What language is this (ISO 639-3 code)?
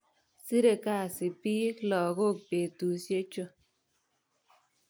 kln